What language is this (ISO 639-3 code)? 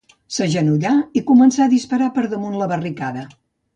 cat